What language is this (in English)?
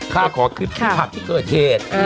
Thai